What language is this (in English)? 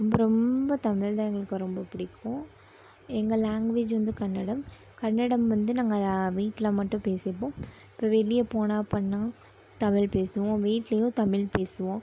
Tamil